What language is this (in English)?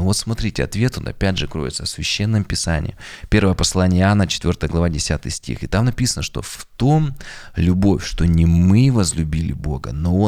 Russian